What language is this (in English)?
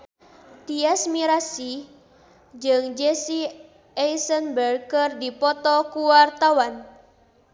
Sundanese